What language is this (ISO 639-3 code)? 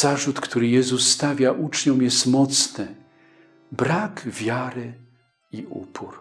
pol